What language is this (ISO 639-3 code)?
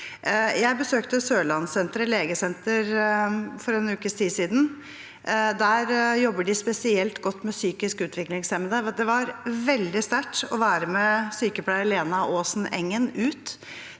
nor